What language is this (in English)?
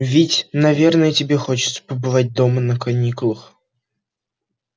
Russian